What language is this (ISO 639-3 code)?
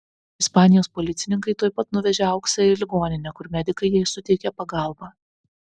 lit